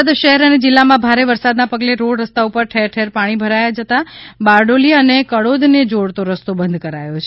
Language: Gujarati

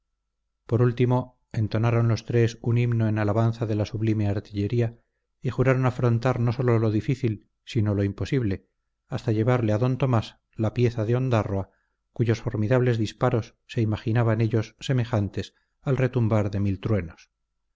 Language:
Spanish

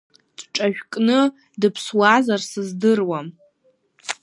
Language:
Abkhazian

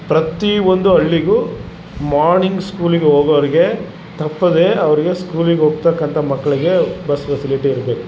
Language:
Kannada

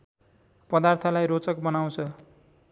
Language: Nepali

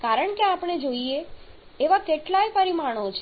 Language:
Gujarati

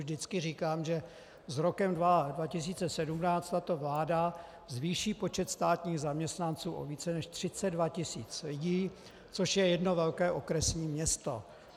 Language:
Czech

